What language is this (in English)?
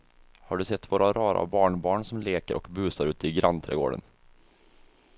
Swedish